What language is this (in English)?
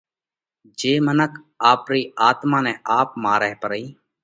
Parkari Koli